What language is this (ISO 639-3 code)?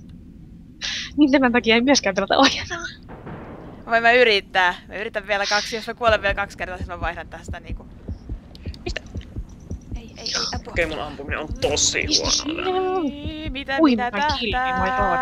fin